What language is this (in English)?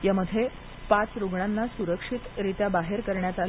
Marathi